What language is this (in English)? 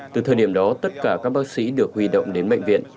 Vietnamese